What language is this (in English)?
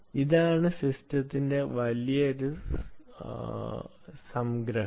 Malayalam